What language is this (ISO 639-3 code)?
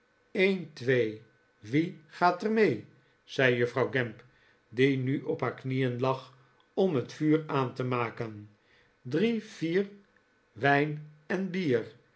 nld